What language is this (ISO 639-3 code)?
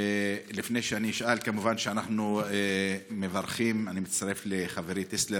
heb